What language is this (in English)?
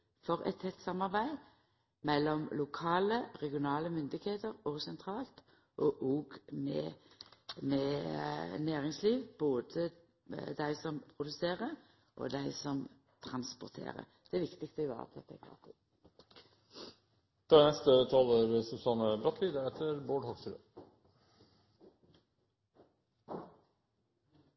Norwegian Nynorsk